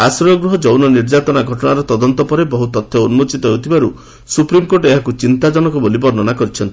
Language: Odia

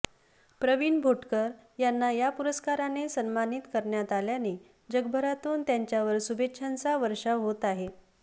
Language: Marathi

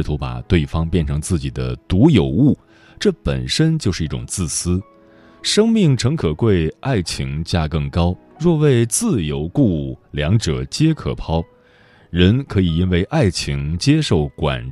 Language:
Chinese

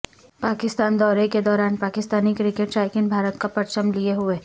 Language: Urdu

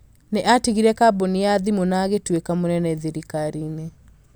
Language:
Kikuyu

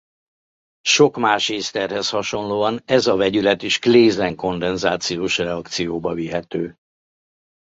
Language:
Hungarian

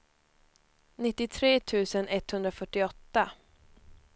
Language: Swedish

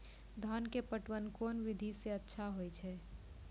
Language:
Maithili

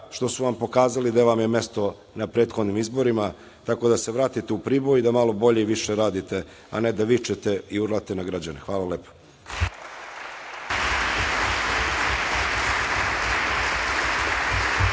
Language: Serbian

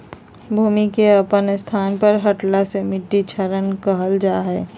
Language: Magahi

